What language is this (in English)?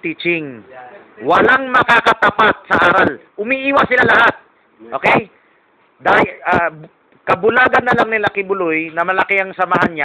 Filipino